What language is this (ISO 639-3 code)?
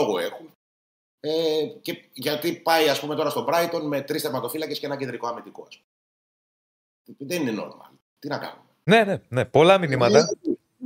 ell